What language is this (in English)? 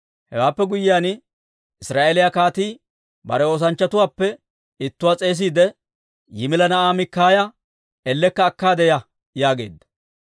Dawro